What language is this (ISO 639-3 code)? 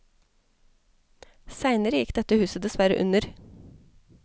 nor